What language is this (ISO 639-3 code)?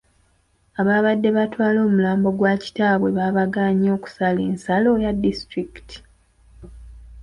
lug